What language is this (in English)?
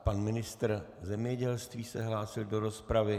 Czech